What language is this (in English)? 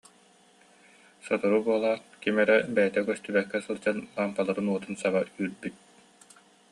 Yakut